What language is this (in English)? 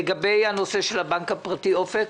Hebrew